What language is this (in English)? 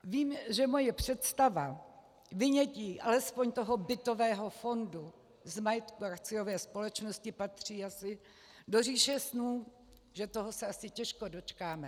Czech